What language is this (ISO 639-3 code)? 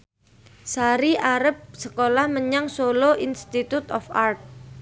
jav